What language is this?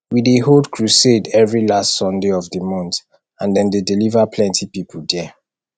Nigerian Pidgin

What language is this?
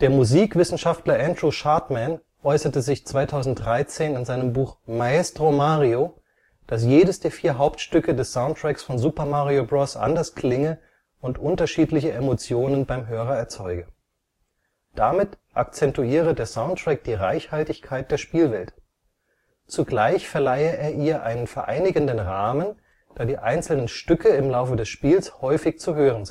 German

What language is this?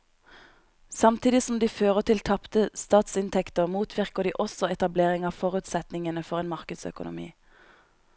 Norwegian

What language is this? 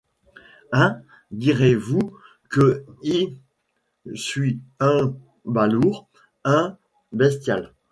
French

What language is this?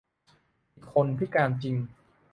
Thai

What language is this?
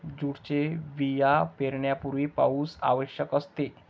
Marathi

